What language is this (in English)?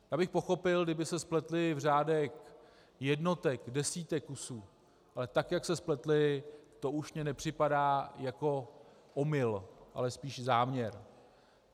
Czech